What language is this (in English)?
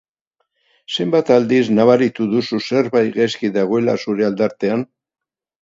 Basque